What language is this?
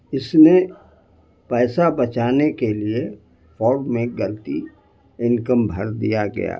Urdu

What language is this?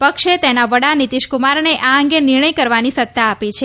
Gujarati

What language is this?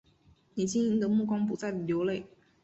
Chinese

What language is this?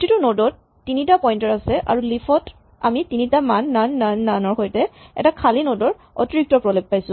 Assamese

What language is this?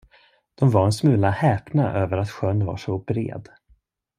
Swedish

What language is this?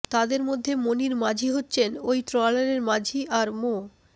Bangla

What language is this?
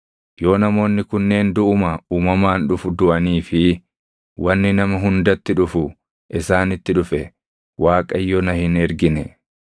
Oromo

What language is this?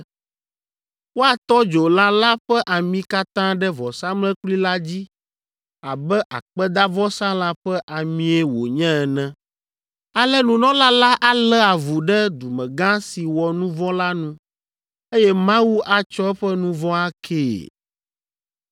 Ewe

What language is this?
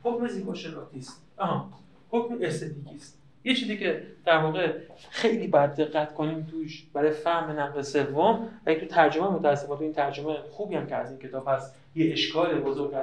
Persian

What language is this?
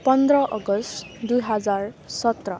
Nepali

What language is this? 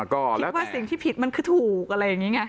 Thai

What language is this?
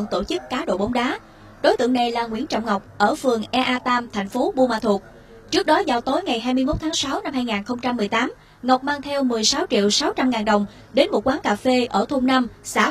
Vietnamese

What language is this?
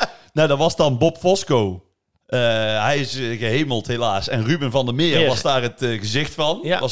Dutch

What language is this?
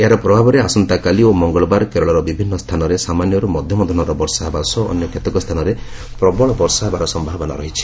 Odia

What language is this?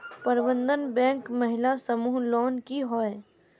Magahi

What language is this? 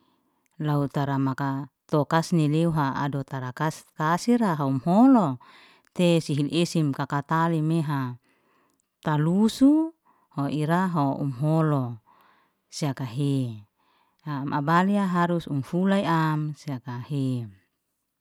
Liana-Seti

